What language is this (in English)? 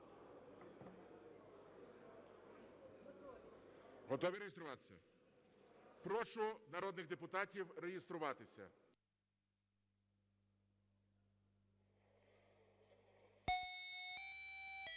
Ukrainian